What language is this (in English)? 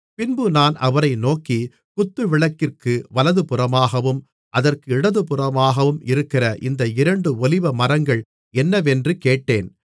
Tamil